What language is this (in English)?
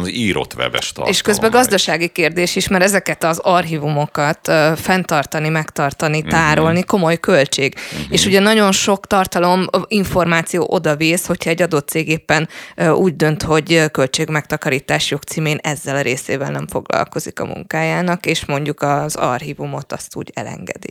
Hungarian